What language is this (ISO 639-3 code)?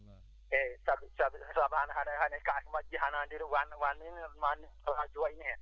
ful